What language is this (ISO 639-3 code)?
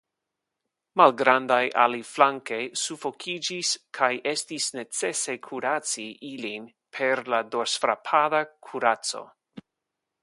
epo